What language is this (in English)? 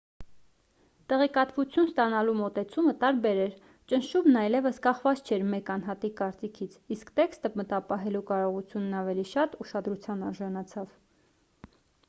Armenian